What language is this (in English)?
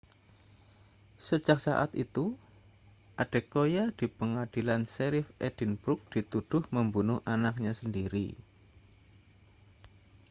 Indonesian